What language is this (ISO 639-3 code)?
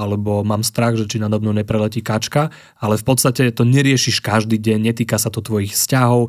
slk